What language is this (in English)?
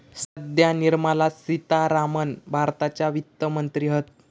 Marathi